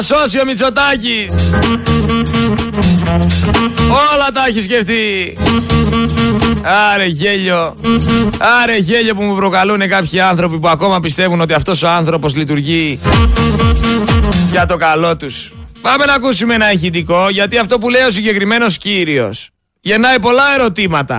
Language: Greek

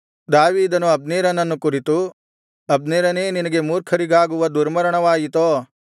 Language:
Kannada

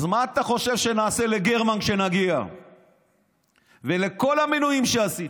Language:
Hebrew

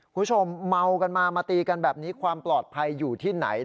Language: Thai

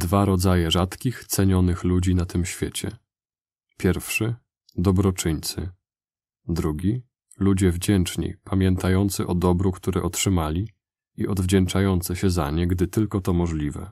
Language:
Polish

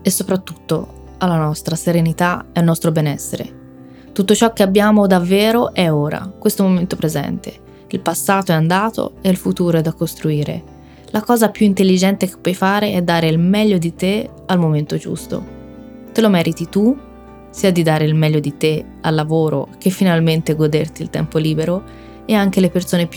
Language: Italian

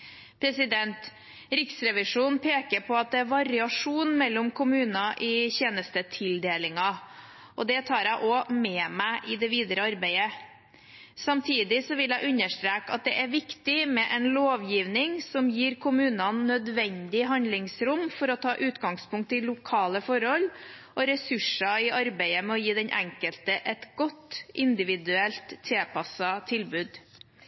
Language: Norwegian Bokmål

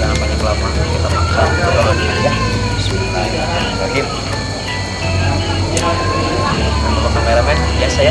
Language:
Indonesian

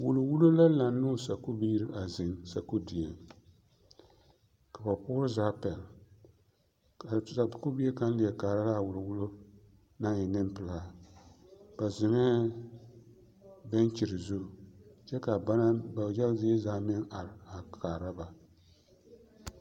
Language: Southern Dagaare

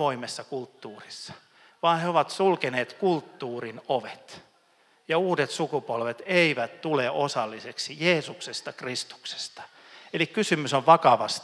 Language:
Finnish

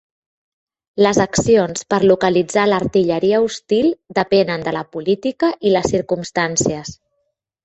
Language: Catalan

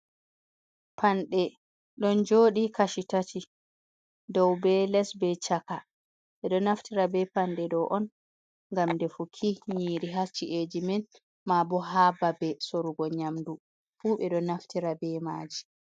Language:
Fula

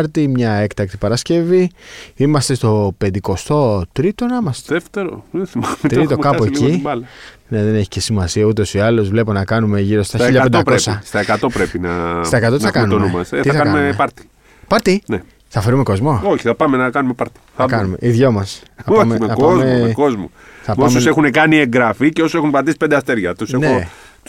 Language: Greek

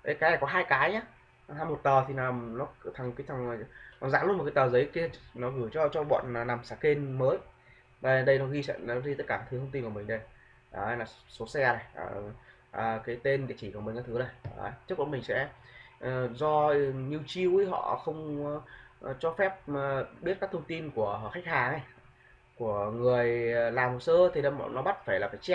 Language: Vietnamese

